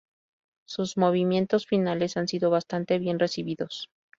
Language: Spanish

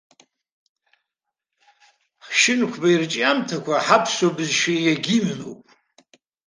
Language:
Abkhazian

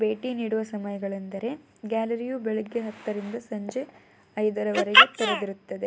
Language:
Kannada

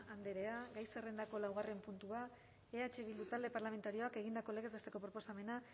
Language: Basque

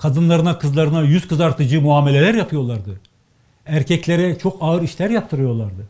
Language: Turkish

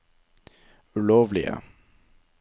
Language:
Norwegian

